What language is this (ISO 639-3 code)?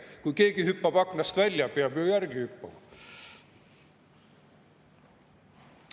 est